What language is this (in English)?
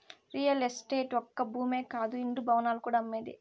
Telugu